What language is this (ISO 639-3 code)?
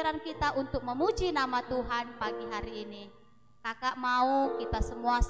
ind